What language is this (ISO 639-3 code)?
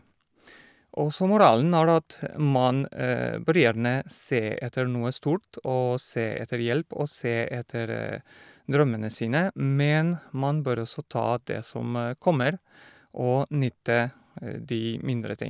nor